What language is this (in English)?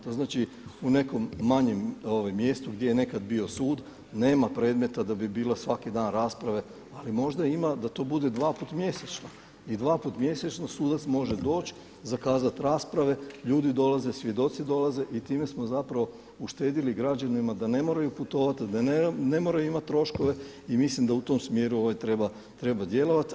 Croatian